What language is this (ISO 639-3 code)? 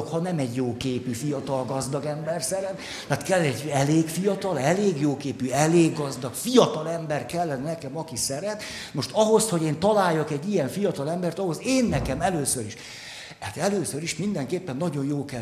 hun